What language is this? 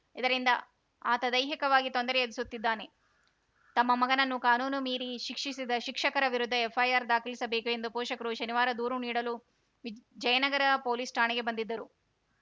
Kannada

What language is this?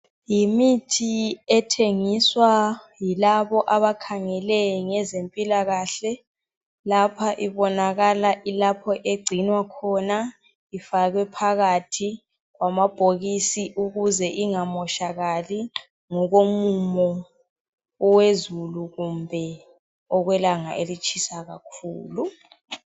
North Ndebele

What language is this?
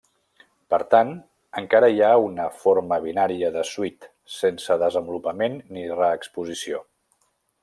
Catalan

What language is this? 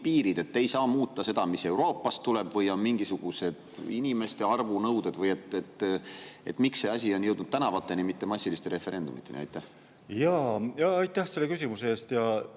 Estonian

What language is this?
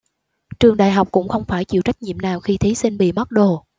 Vietnamese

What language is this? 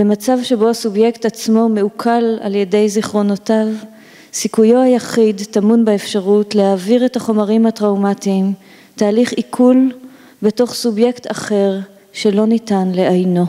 Hebrew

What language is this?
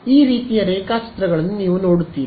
Kannada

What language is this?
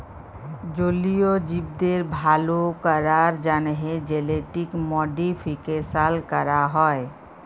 Bangla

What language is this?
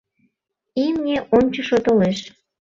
Mari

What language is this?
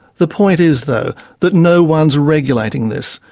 English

